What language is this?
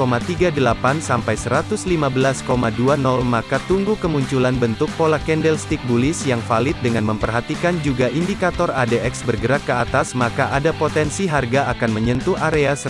Indonesian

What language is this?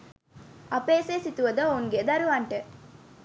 Sinhala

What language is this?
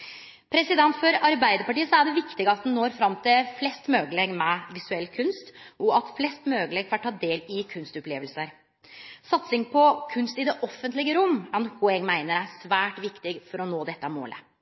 Norwegian Nynorsk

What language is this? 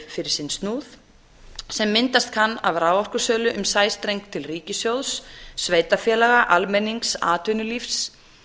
Icelandic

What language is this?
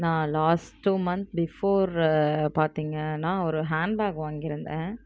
Tamil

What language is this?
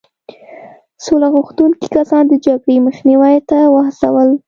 Pashto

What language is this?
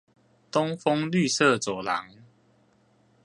Chinese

